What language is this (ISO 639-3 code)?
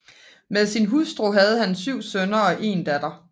dan